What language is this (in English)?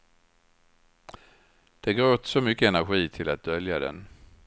Swedish